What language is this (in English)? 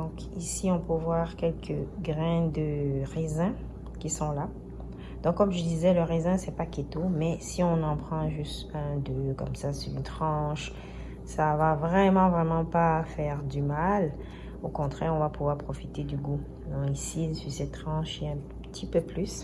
French